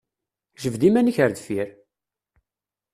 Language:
Kabyle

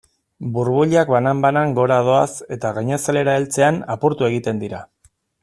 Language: Basque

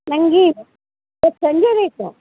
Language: Kannada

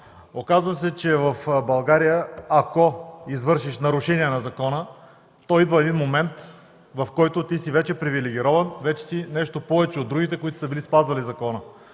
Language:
Bulgarian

